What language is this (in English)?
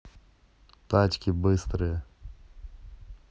Russian